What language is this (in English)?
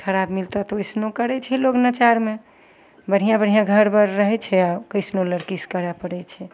Maithili